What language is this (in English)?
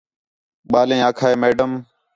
Khetrani